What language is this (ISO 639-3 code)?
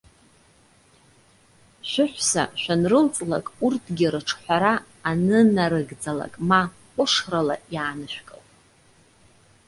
abk